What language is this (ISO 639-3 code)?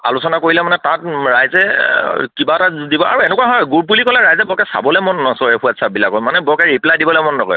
asm